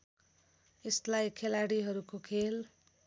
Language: Nepali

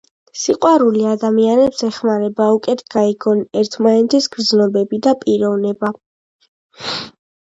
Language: Georgian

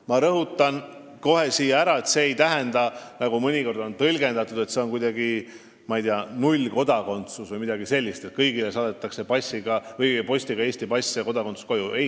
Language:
Estonian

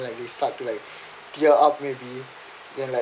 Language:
English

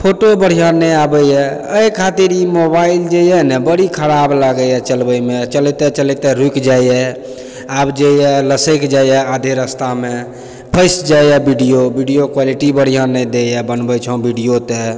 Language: Maithili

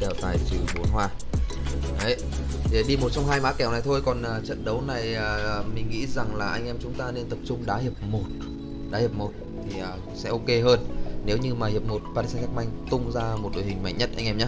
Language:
Vietnamese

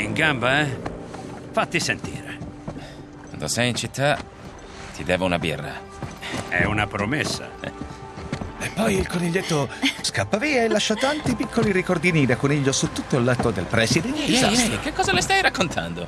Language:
Italian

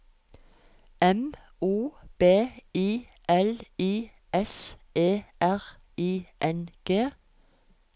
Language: Norwegian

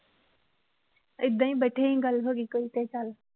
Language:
Punjabi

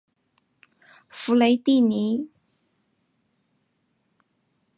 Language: Chinese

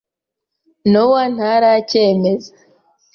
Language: Kinyarwanda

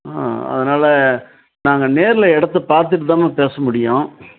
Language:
Tamil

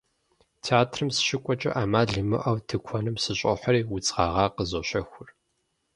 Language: Kabardian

